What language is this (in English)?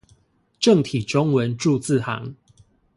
Chinese